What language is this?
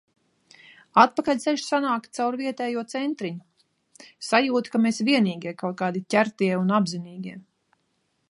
Latvian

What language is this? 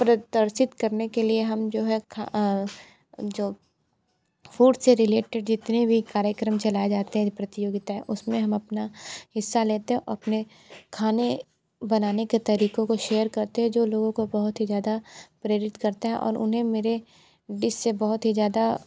Hindi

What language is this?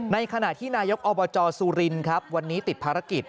Thai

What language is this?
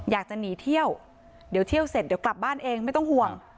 Thai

